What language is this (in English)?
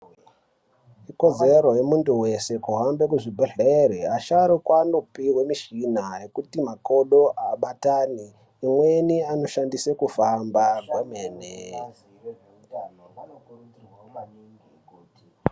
Ndau